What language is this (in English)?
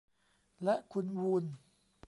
Thai